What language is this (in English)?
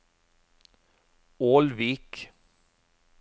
Norwegian